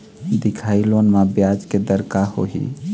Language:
Chhattisgarhi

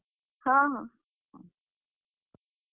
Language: Odia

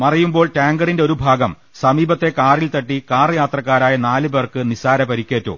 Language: Malayalam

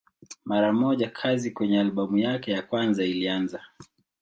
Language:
Swahili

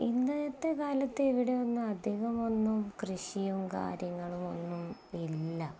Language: Malayalam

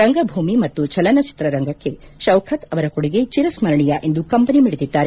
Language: Kannada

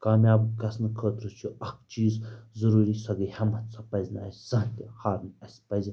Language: Kashmiri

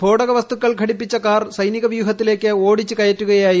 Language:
Malayalam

